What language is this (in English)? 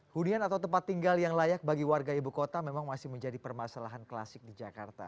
Indonesian